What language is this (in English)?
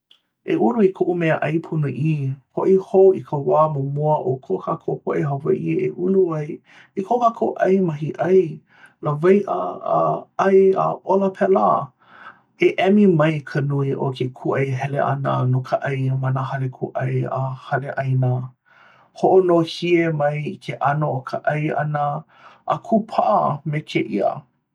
Hawaiian